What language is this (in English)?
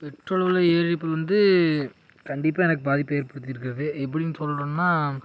Tamil